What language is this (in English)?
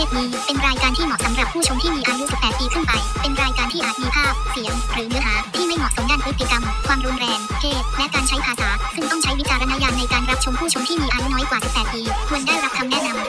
Thai